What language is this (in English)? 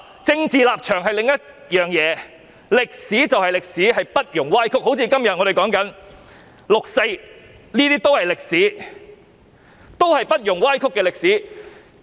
Cantonese